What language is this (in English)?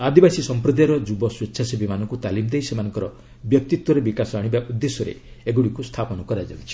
Odia